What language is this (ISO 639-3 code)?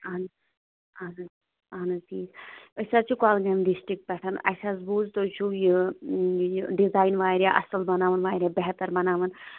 kas